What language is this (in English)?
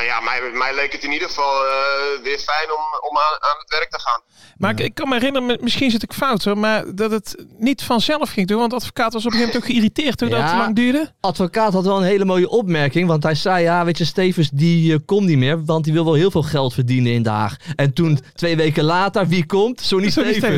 Dutch